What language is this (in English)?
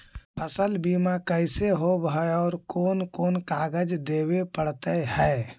Magahi